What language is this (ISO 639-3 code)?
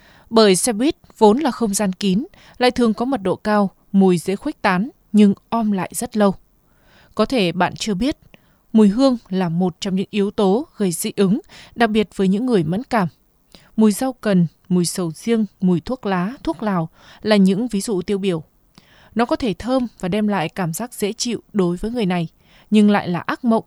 vie